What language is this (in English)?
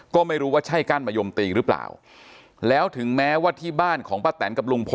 Thai